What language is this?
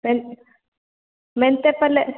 Kannada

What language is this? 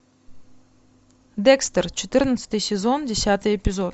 Russian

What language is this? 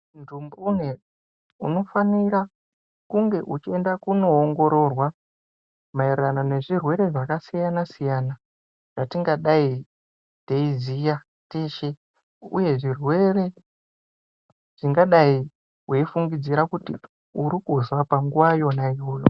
Ndau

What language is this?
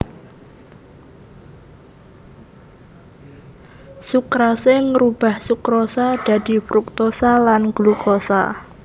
Javanese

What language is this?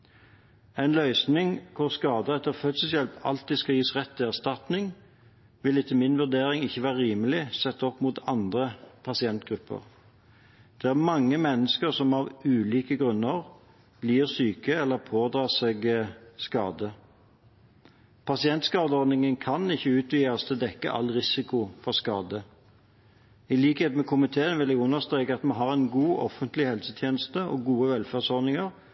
Norwegian Bokmål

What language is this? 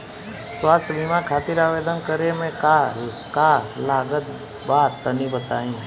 Bhojpuri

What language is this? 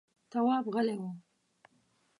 Pashto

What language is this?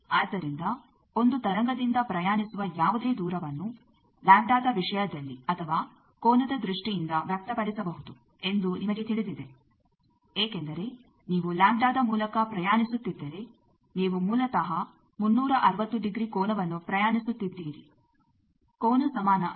Kannada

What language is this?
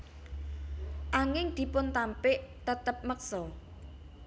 Javanese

